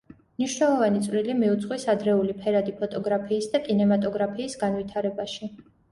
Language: Georgian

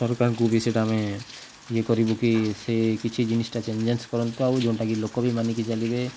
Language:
Odia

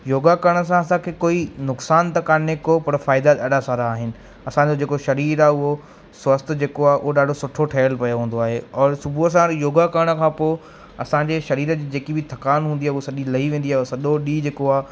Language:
Sindhi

